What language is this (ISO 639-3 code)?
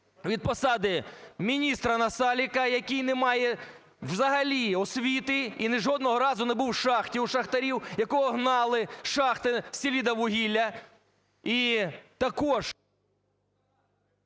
ukr